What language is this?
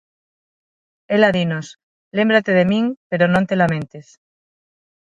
Galician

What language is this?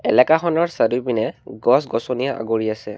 Assamese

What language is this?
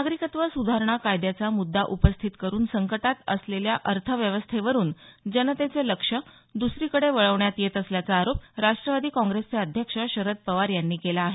Marathi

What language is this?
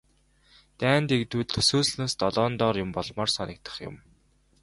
Mongolian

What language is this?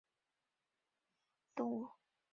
Chinese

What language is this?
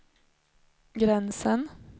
Swedish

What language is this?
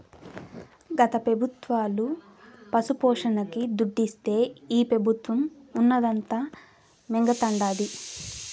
Telugu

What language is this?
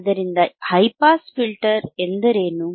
Kannada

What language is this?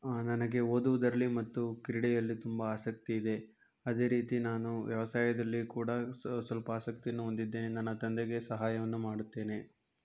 Kannada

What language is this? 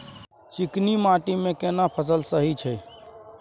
Maithili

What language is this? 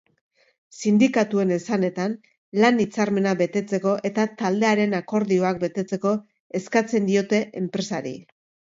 Basque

